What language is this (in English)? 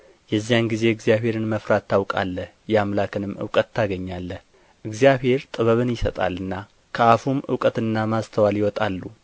Amharic